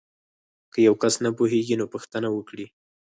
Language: Pashto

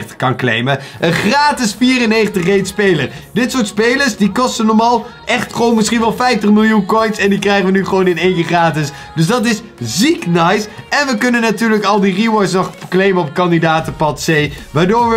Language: Dutch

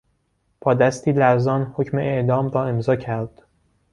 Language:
Persian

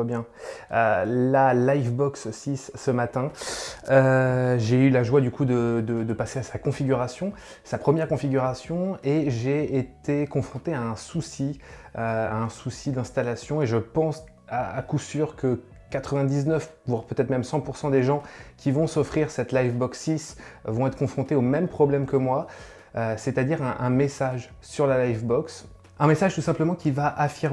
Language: French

